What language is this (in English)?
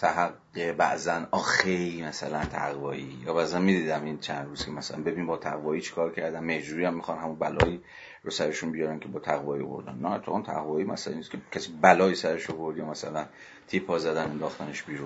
Persian